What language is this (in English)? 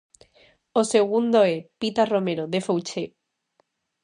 Galician